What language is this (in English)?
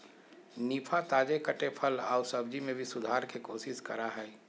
Magahi